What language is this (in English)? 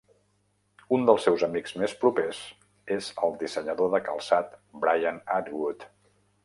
Catalan